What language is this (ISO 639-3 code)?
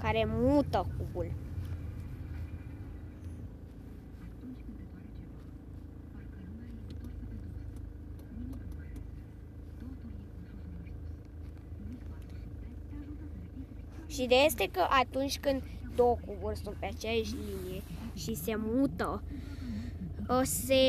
ron